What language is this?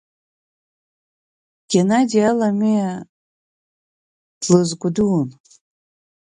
Abkhazian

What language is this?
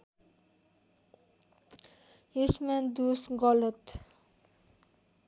Nepali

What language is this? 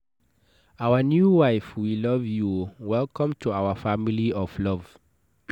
Nigerian Pidgin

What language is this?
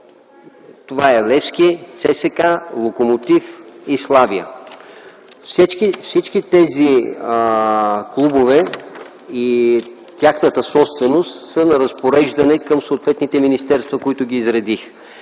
Bulgarian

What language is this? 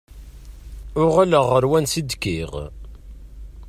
Kabyle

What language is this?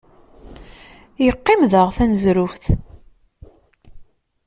Kabyle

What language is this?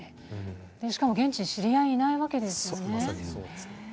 Japanese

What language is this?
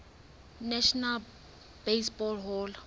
Southern Sotho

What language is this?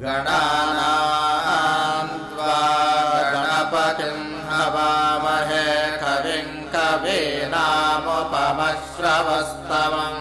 Telugu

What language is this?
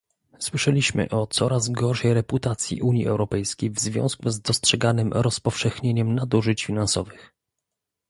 Polish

